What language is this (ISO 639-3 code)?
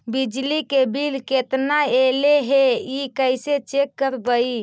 mag